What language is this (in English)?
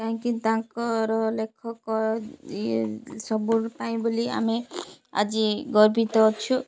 Odia